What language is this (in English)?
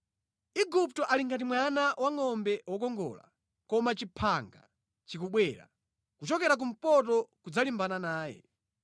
Nyanja